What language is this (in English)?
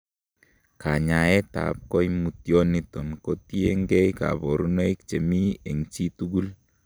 Kalenjin